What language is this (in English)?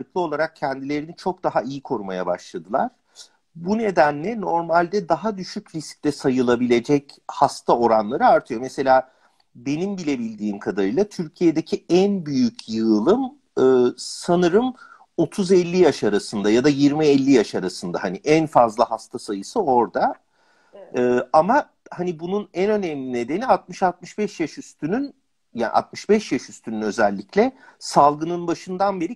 Turkish